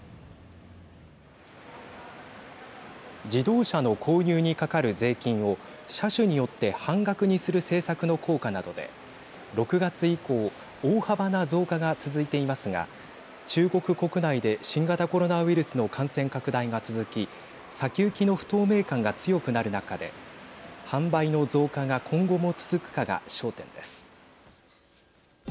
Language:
Japanese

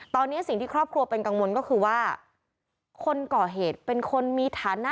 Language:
Thai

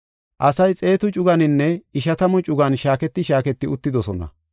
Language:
Gofa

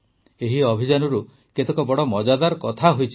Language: Odia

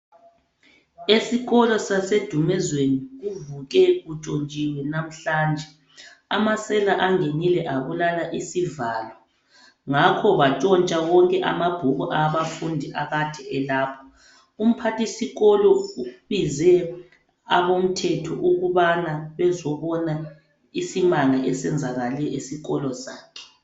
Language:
North Ndebele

